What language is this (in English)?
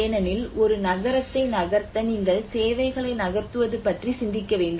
Tamil